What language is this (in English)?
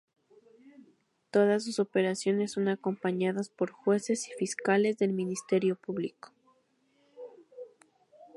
Spanish